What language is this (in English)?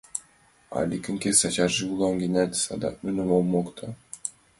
Mari